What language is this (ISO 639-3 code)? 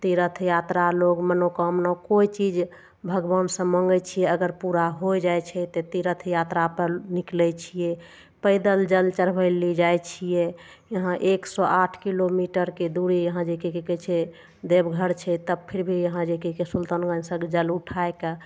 mai